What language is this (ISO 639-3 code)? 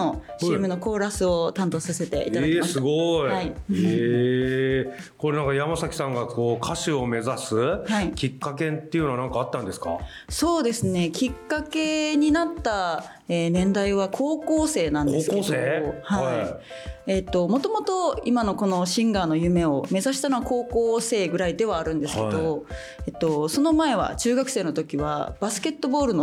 jpn